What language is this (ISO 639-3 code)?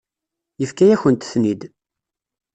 kab